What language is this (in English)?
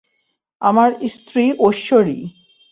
Bangla